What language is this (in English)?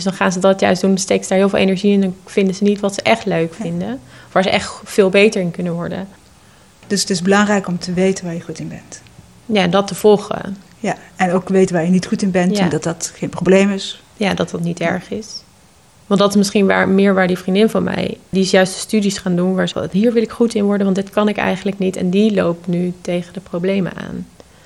Dutch